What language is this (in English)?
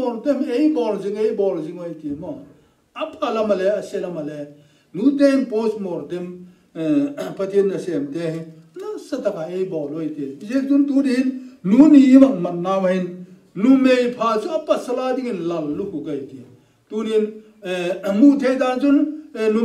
Turkish